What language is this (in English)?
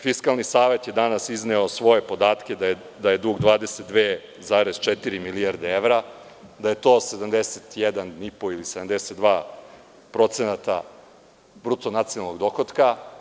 Serbian